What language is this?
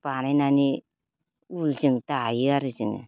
Bodo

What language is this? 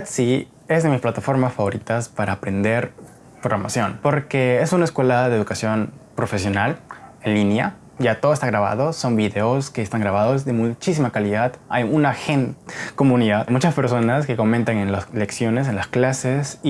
Spanish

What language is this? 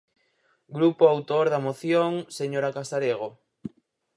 Galician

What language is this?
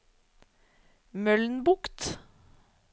Norwegian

